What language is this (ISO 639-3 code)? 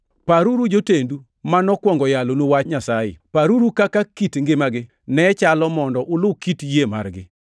luo